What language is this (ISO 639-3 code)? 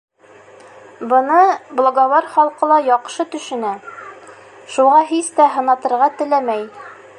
bak